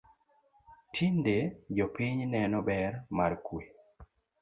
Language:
Luo (Kenya and Tanzania)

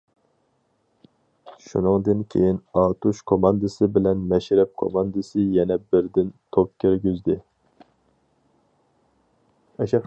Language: Uyghur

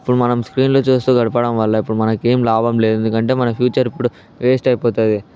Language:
Telugu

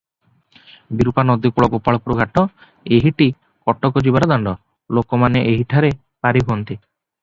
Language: Odia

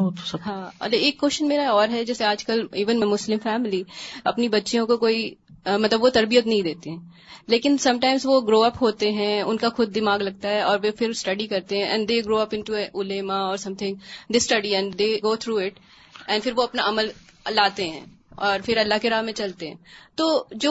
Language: Urdu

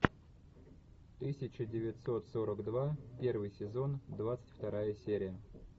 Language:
Russian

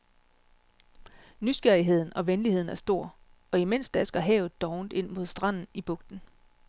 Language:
Danish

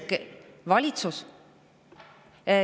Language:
Estonian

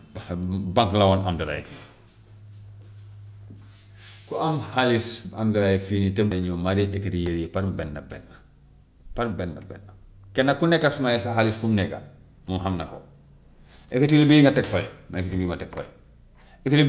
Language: Gambian Wolof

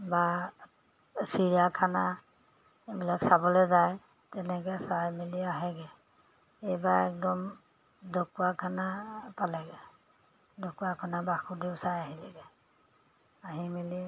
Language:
Assamese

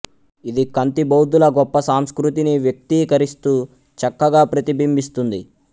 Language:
Telugu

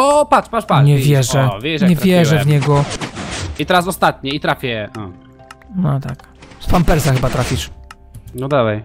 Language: Polish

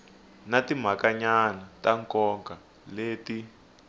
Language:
Tsonga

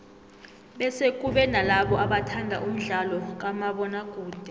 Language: South Ndebele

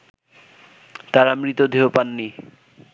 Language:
Bangla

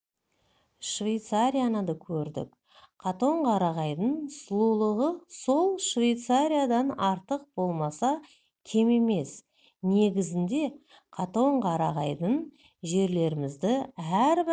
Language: Kazakh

